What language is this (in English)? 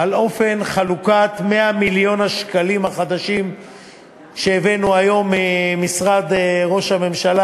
Hebrew